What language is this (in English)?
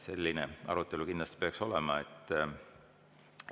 Estonian